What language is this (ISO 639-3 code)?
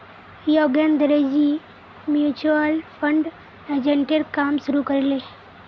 mag